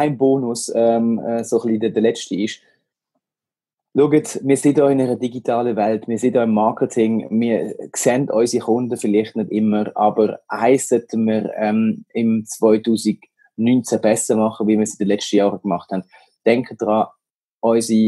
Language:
German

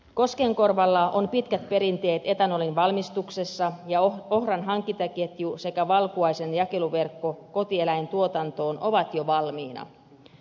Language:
Finnish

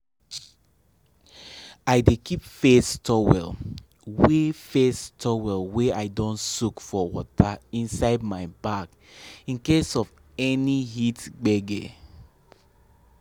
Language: Nigerian Pidgin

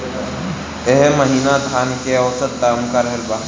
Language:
Bhojpuri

